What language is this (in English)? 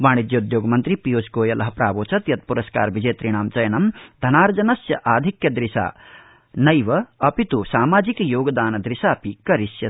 Sanskrit